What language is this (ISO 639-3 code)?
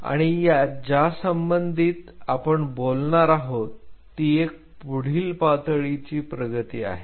mar